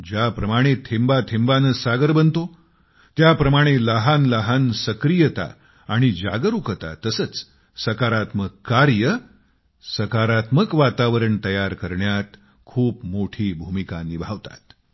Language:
Marathi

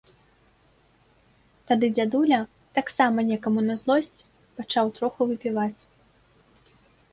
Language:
Belarusian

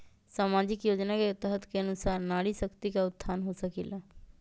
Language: Magahi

